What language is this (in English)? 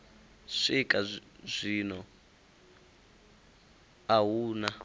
Venda